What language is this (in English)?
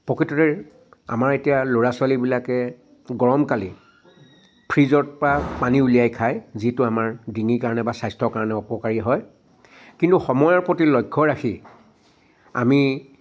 Assamese